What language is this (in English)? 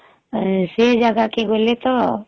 Odia